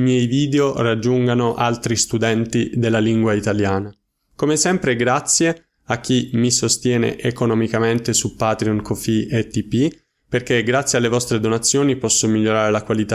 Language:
Italian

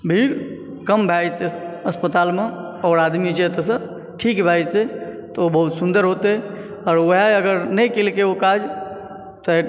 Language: Maithili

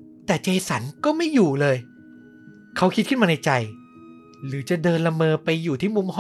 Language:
Thai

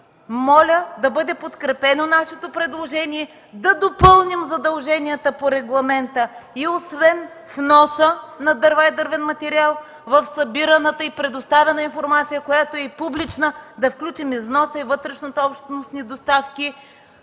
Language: Bulgarian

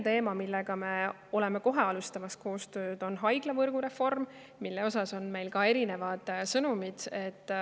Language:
Estonian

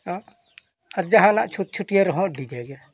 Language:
Santali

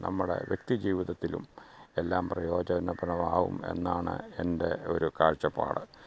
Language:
Malayalam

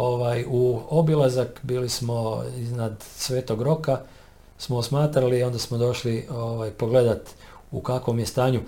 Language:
Croatian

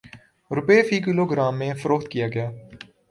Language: Urdu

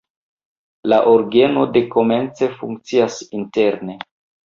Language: Esperanto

